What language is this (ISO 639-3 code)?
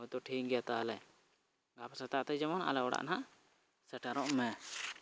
sat